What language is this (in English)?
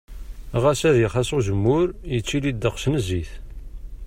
Kabyle